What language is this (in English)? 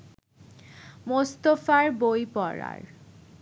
Bangla